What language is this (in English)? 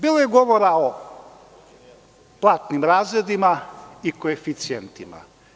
Serbian